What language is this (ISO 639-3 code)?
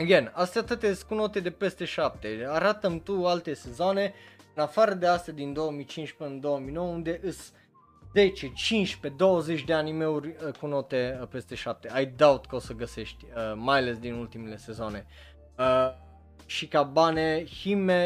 ron